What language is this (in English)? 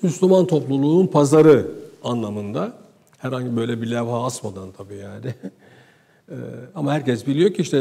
Turkish